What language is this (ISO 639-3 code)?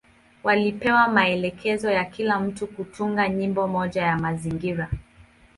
swa